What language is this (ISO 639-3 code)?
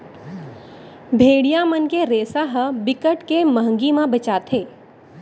hne